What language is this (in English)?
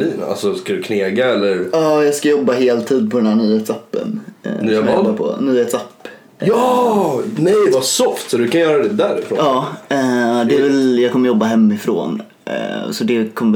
Swedish